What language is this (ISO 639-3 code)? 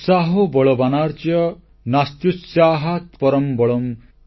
ori